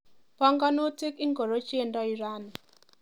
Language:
Kalenjin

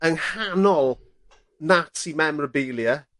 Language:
Welsh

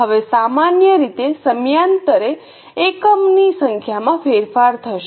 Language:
Gujarati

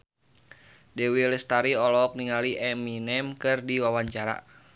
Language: Sundanese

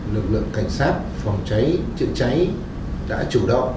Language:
Vietnamese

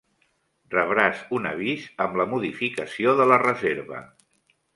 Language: Catalan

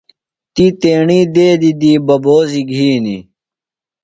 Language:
Phalura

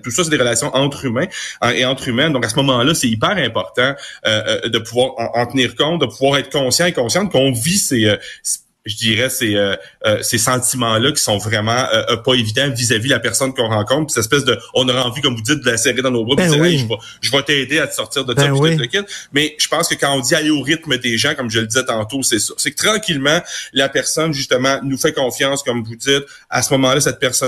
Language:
French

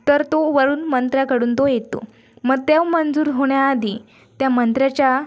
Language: Marathi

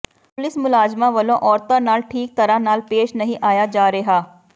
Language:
Punjabi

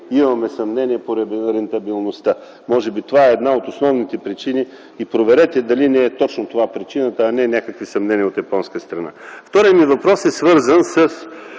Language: Bulgarian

